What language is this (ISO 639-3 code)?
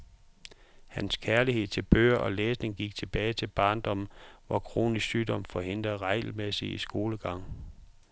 dan